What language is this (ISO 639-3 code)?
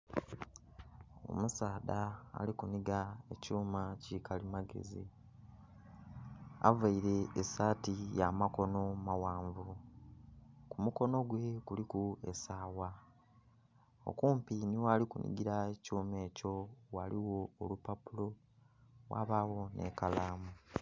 xog